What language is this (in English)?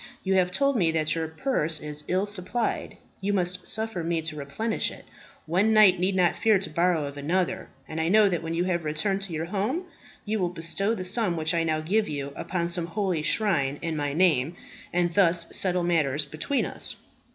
English